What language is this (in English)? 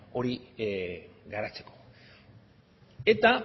Basque